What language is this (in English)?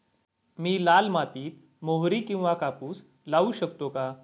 Marathi